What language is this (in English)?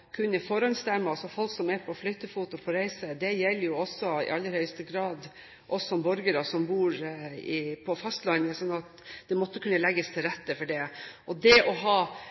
Norwegian Bokmål